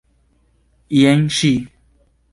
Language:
Esperanto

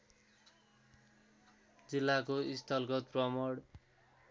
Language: Nepali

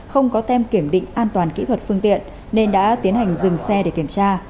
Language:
Vietnamese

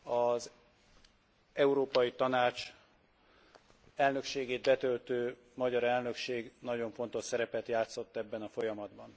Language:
Hungarian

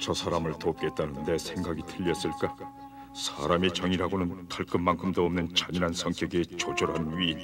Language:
Korean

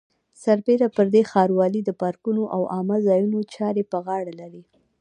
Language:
Pashto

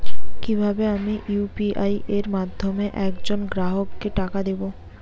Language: Bangla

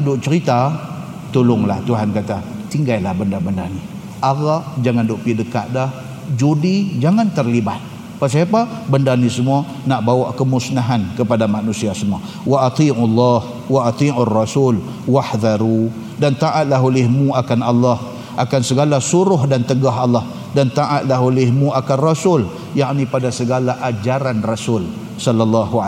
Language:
Malay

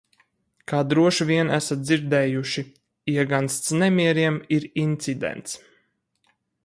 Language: Latvian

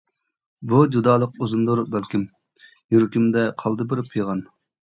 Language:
Uyghur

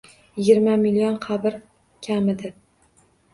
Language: Uzbek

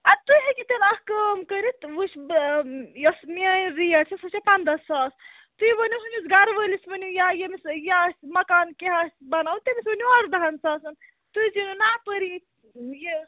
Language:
Kashmiri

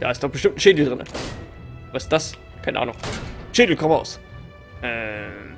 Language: German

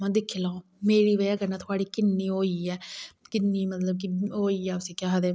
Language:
Dogri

